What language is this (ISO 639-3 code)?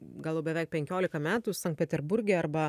lit